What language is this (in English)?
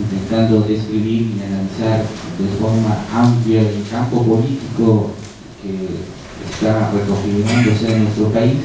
Spanish